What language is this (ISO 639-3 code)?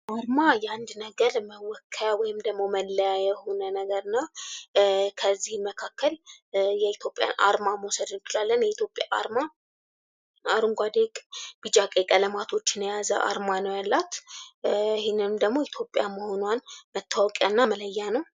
amh